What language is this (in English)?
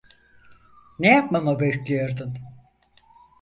Turkish